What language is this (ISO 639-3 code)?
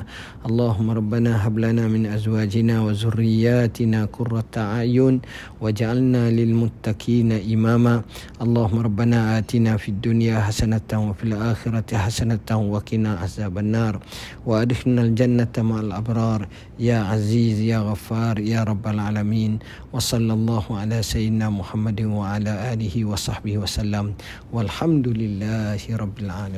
msa